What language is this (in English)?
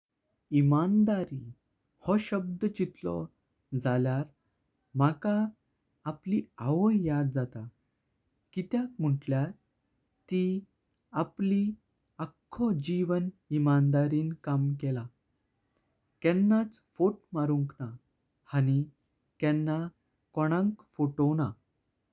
Konkani